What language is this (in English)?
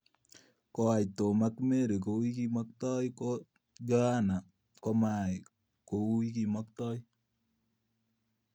Kalenjin